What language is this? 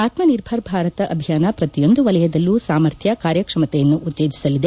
Kannada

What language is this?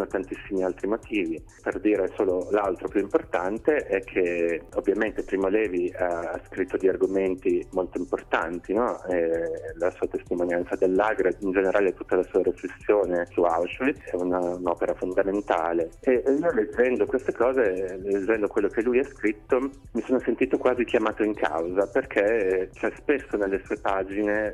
Italian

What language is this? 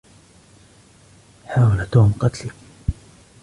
Arabic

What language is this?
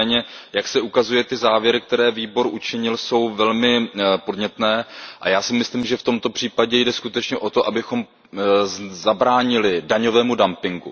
Czech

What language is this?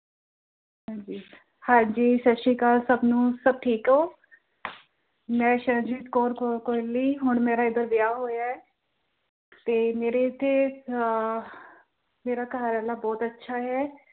Punjabi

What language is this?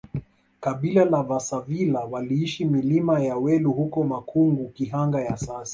Swahili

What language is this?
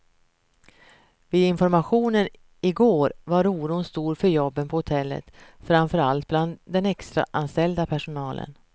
Swedish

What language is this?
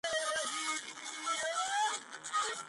Georgian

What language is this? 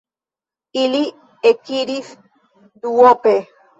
Esperanto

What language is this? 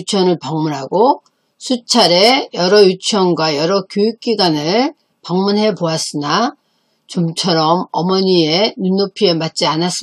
Korean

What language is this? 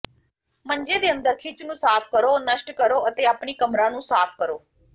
Punjabi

